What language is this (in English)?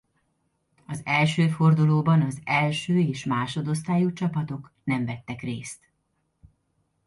Hungarian